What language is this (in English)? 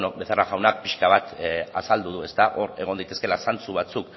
Basque